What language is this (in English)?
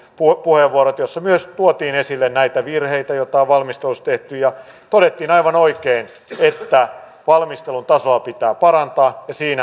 Finnish